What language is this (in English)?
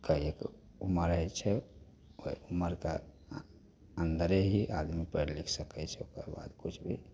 Maithili